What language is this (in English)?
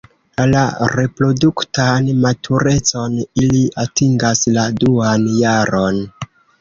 Esperanto